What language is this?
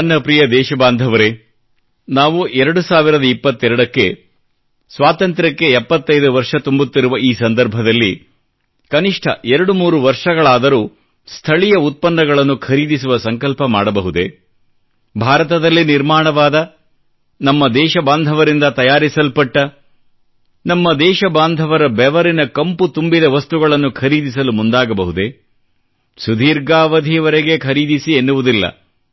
Kannada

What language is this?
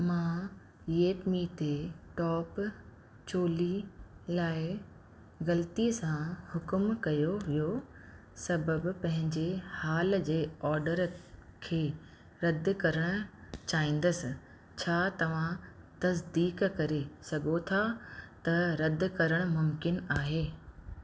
Sindhi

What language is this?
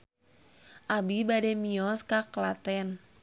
Sundanese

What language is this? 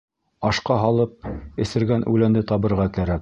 Bashkir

